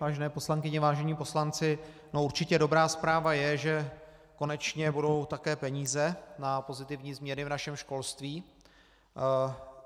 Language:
Czech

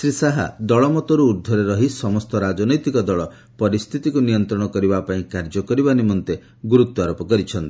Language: Odia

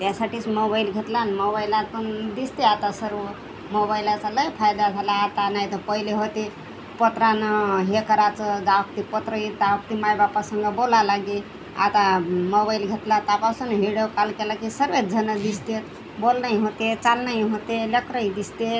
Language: Marathi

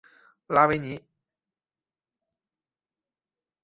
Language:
Chinese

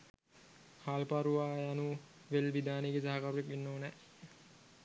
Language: Sinhala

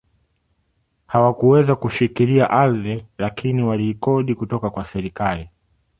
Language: Swahili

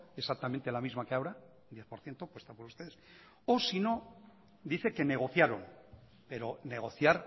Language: Spanish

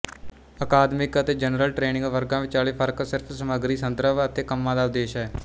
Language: Punjabi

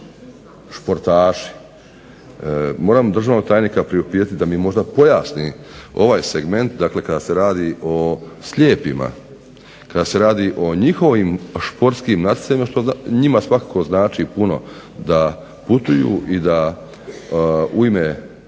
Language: Croatian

